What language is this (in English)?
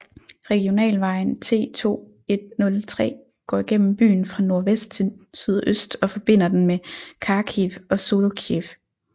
Danish